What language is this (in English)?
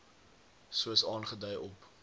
Afrikaans